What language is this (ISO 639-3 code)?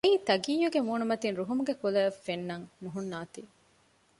div